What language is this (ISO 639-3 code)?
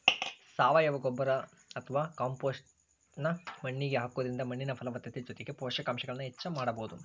kan